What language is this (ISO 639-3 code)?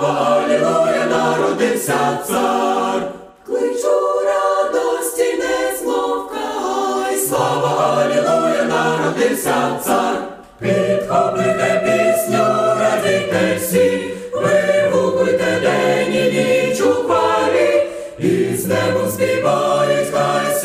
ukr